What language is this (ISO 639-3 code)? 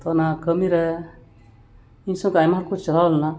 sat